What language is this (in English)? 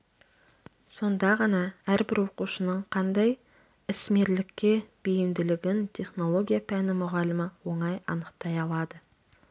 Kazakh